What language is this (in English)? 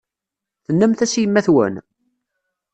Kabyle